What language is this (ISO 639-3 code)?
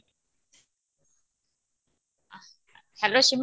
ori